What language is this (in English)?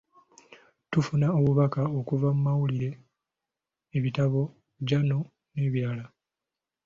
Ganda